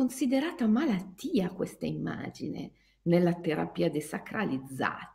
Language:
Italian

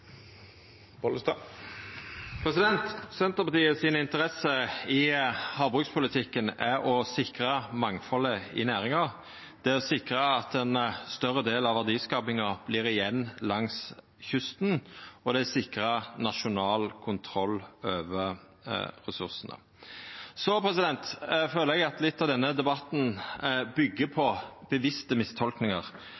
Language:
Norwegian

